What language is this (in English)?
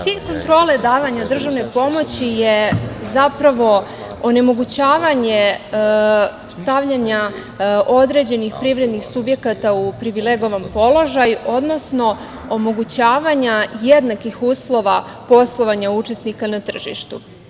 Serbian